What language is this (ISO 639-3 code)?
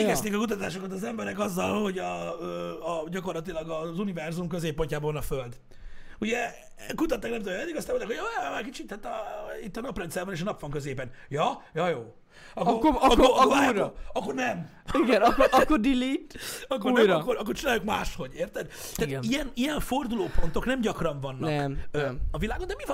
hun